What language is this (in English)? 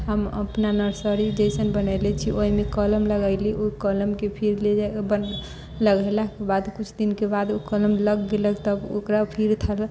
Maithili